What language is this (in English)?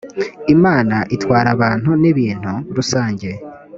Kinyarwanda